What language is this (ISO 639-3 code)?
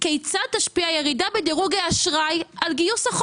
heb